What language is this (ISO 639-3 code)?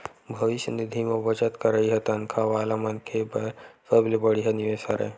hne